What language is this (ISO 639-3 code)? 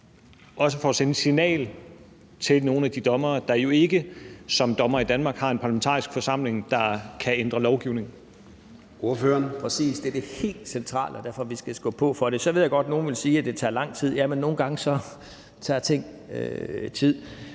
dan